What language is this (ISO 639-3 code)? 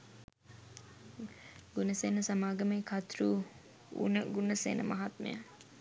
sin